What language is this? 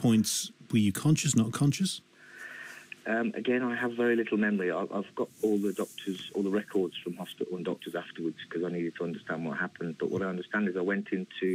English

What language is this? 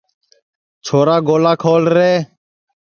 Sansi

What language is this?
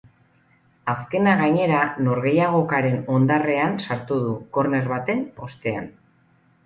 Basque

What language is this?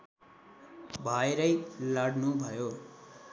Nepali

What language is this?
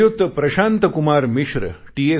Marathi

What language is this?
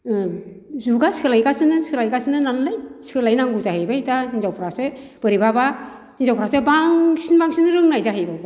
Bodo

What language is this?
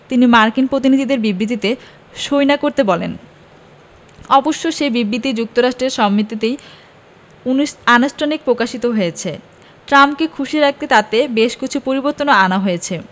Bangla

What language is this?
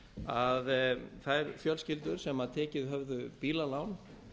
Icelandic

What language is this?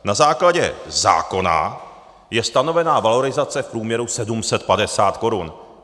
Czech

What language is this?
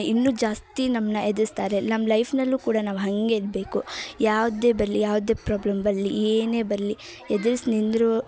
Kannada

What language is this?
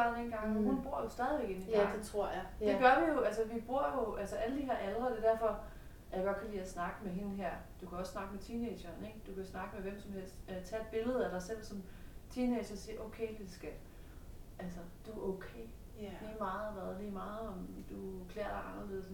Danish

